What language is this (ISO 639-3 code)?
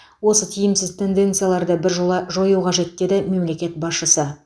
kaz